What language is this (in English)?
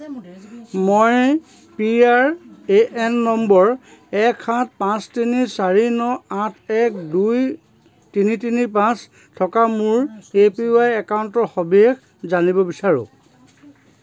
Assamese